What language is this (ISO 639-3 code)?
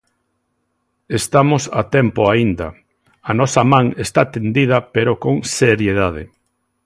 glg